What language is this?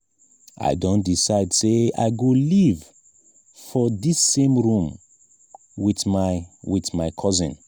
Nigerian Pidgin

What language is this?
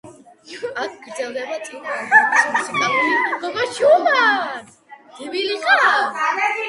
Georgian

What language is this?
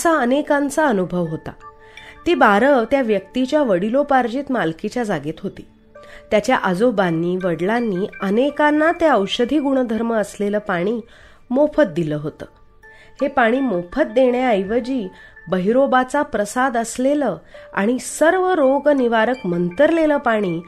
Marathi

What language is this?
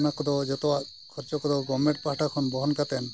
Santali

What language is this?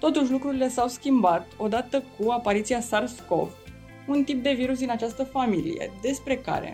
Romanian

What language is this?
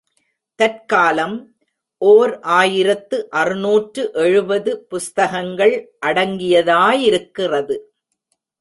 Tamil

